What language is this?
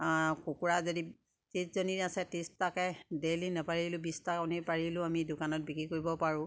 Assamese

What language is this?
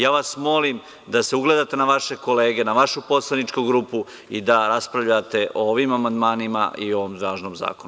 Serbian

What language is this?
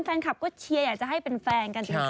Thai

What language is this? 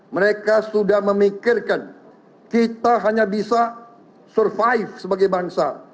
Indonesian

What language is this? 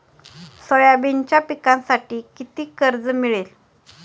Marathi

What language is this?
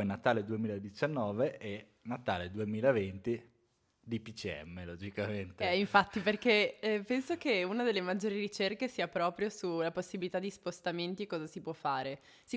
Italian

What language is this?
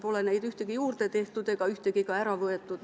Estonian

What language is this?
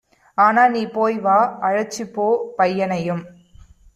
Tamil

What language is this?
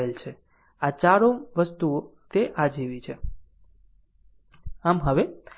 Gujarati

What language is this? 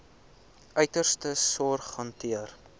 Afrikaans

